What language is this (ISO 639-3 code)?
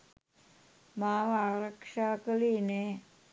sin